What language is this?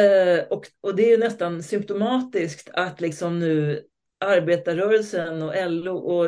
Swedish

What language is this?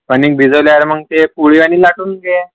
Marathi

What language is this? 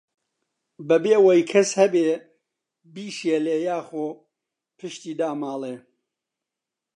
Central Kurdish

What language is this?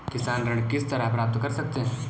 Hindi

